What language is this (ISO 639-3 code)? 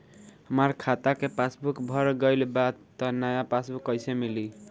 bho